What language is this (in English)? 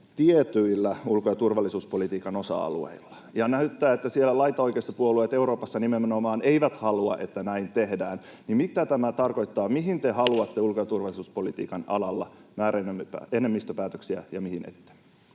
Finnish